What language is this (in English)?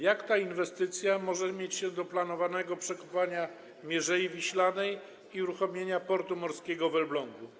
Polish